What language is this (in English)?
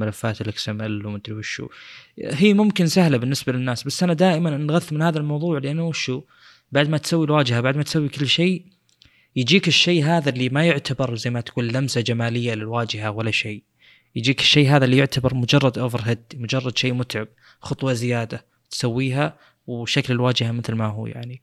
Arabic